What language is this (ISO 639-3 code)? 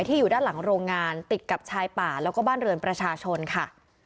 tha